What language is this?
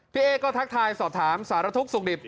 Thai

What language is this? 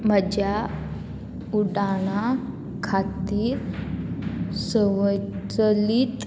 Konkani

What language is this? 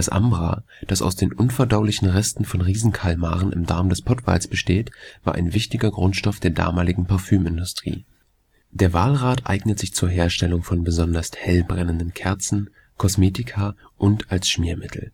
German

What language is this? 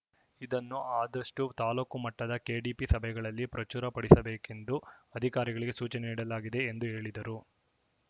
Kannada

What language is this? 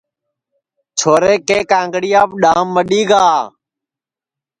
Sansi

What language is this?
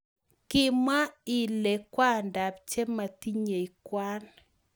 Kalenjin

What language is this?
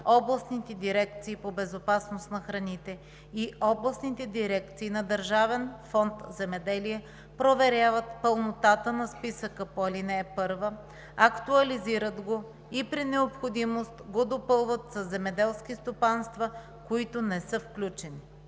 Bulgarian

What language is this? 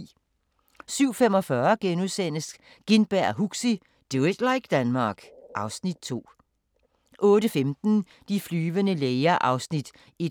Danish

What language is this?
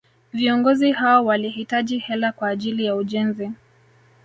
Swahili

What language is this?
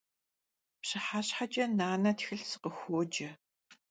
Kabardian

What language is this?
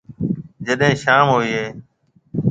Marwari (Pakistan)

